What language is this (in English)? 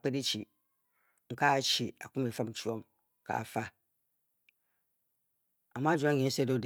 Bokyi